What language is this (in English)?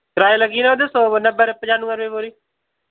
Dogri